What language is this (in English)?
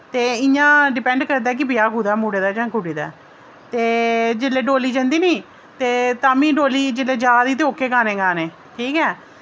Dogri